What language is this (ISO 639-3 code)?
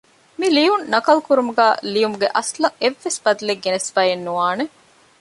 div